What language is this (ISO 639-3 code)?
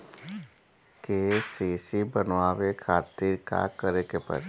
bho